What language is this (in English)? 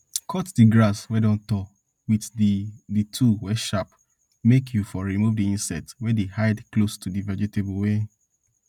Nigerian Pidgin